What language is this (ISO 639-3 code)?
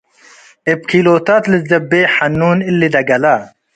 tig